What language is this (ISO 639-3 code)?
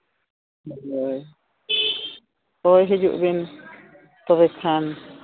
sat